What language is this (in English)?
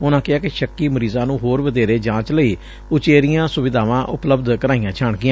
Punjabi